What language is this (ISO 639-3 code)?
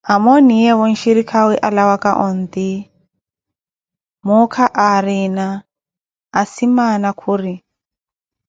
eko